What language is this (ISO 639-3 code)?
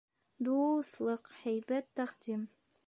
bak